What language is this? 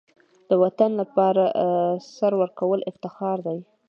Pashto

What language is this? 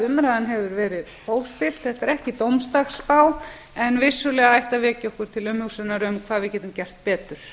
Icelandic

